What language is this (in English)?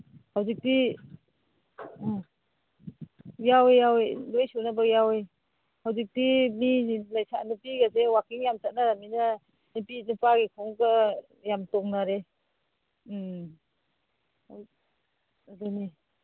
Manipuri